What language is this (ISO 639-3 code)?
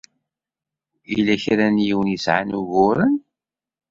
kab